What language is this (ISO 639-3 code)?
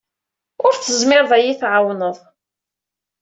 kab